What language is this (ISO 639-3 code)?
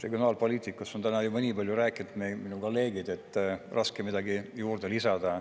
est